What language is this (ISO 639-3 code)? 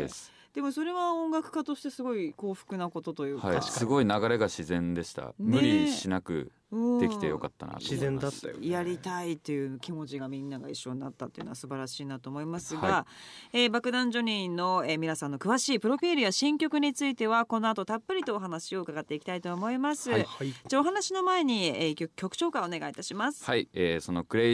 jpn